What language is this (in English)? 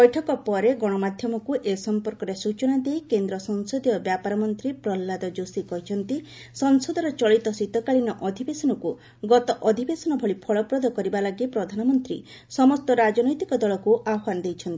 Odia